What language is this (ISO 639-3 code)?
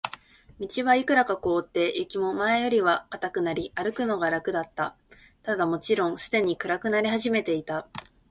jpn